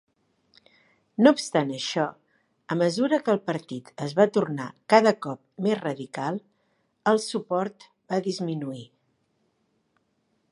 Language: Catalan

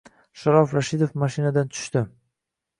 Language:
Uzbek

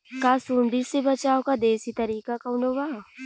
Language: Bhojpuri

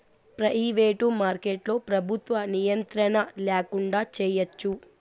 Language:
Telugu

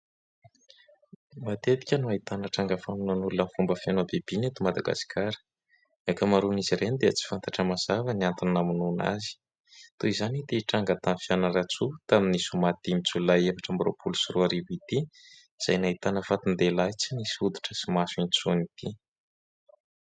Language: Malagasy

